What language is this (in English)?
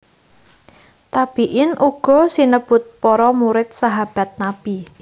Javanese